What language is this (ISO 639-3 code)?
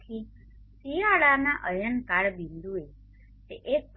guj